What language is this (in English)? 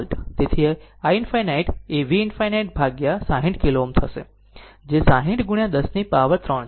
Gujarati